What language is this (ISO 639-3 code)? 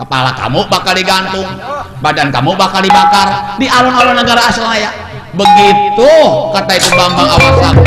ind